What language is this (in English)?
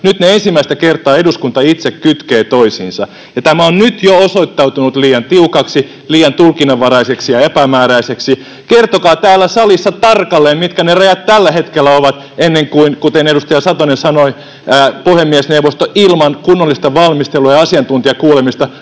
Finnish